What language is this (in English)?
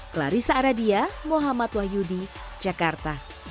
Indonesian